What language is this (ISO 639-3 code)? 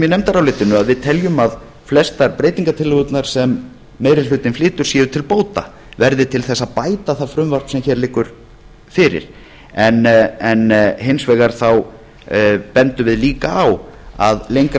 isl